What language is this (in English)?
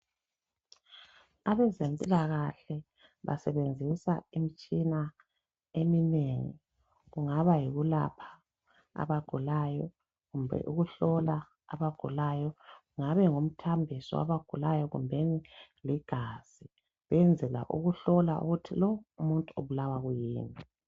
North Ndebele